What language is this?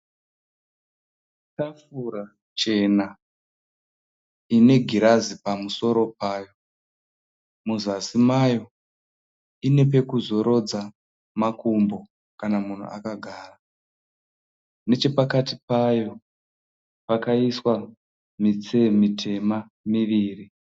Shona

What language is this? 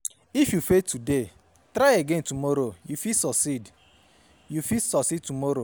Nigerian Pidgin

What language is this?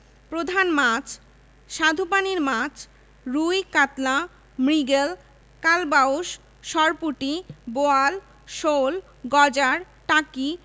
Bangla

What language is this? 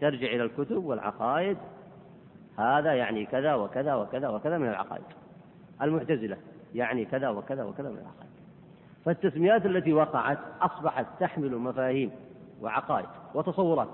Arabic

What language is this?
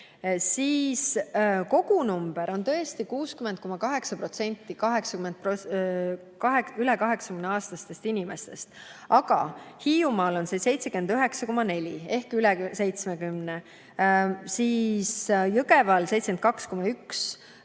Estonian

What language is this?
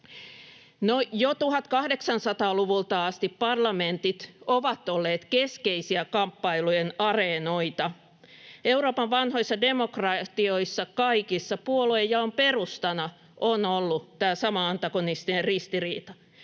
Finnish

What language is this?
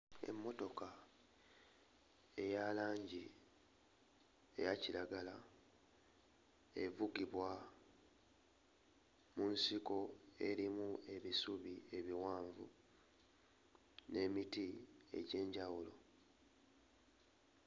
Ganda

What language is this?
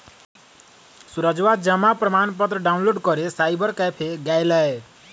Magahi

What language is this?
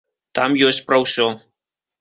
Belarusian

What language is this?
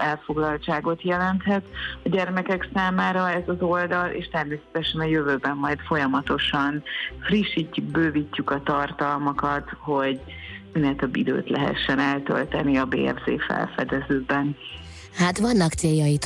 Hungarian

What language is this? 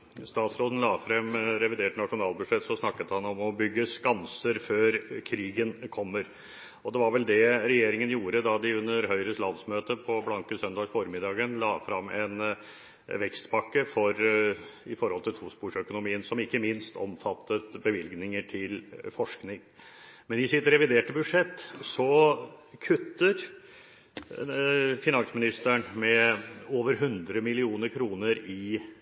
Norwegian Bokmål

